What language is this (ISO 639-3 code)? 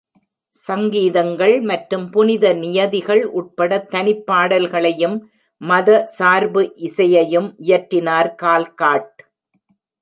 tam